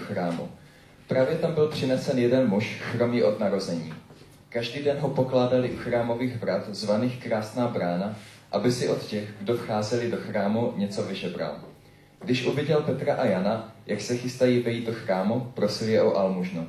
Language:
Czech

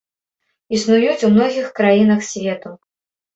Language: Belarusian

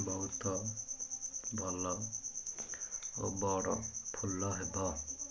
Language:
Odia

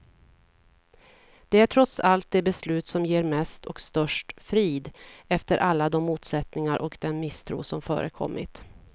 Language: Swedish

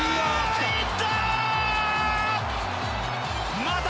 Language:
Japanese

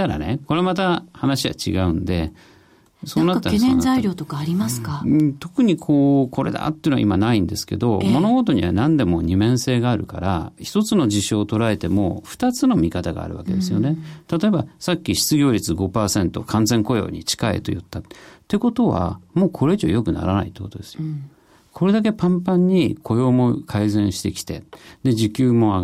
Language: Japanese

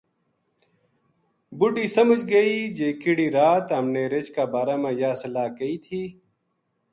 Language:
Gujari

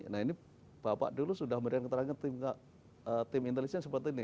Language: Indonesian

